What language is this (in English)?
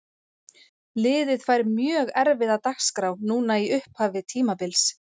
Icelandic